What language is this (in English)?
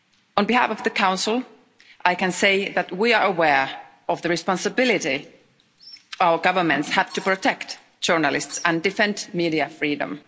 English